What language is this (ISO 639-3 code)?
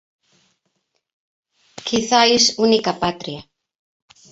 glg